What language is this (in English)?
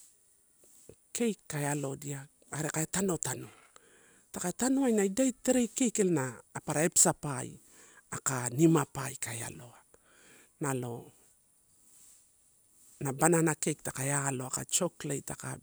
Torau